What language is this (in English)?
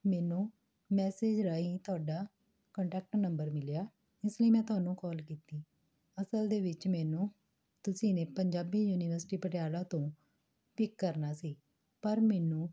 Punjabi